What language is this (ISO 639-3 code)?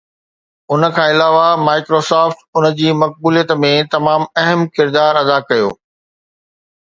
snd